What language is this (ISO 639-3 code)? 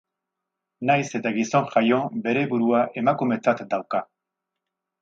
eus